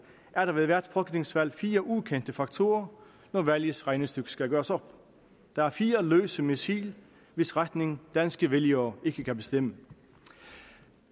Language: Danish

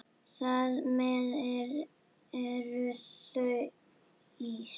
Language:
Icelandic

